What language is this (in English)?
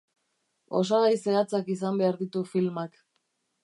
Basque